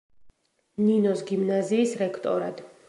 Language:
Georgian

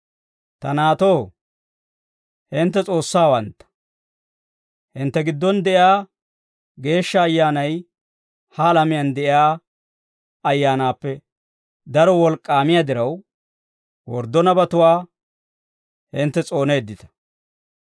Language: Dawro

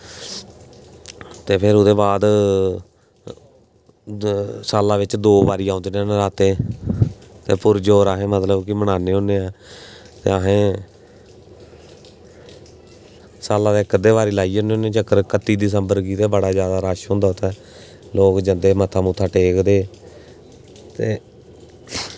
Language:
Dogri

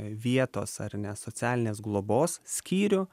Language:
Lithuanian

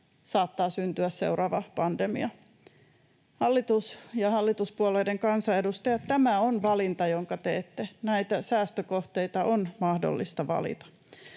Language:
Finnish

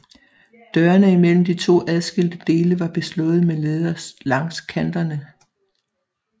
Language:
Danish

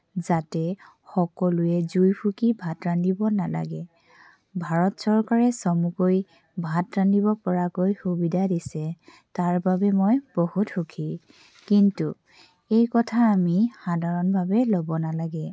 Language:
Assamese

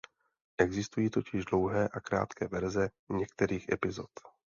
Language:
Czech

